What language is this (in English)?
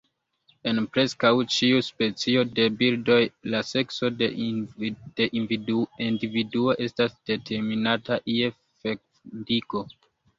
Esperanto